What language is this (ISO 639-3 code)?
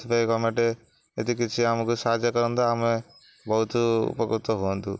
ori